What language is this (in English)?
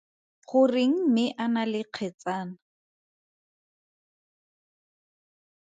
Tswana